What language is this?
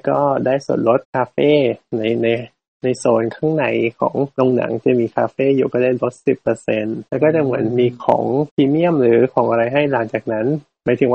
Thai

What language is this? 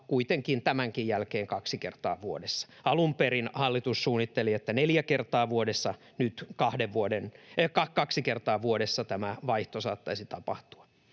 Finnish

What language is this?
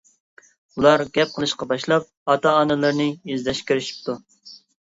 Uyghur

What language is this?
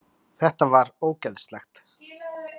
Icelandic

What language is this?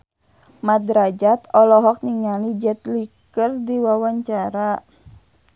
Sundanese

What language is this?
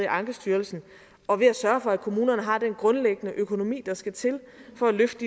Danish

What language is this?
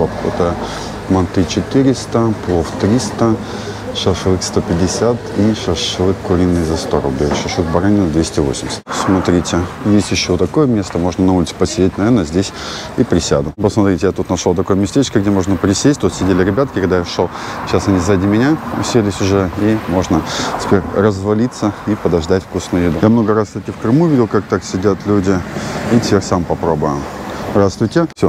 Russian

